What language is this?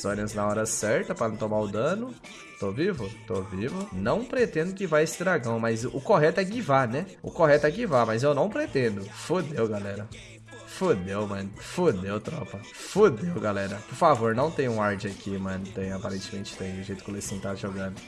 Portuguese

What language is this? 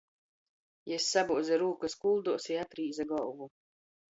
Latgalian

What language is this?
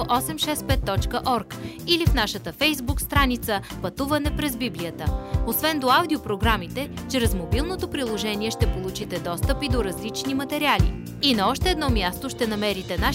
Bulgarian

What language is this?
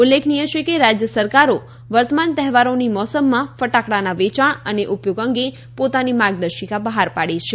Gujarati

